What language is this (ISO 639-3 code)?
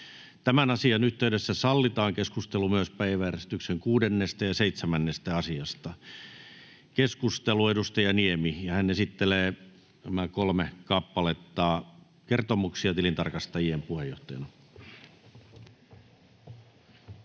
fin